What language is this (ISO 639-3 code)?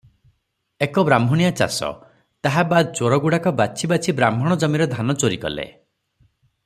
ori